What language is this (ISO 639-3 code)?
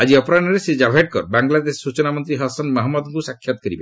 ori